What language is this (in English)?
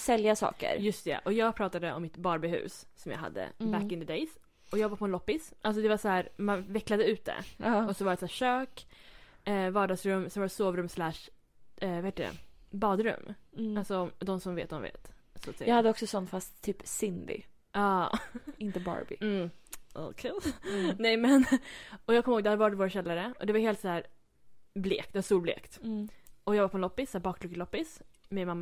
Swedish